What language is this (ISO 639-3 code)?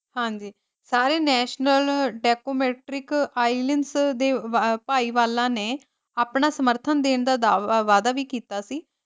pan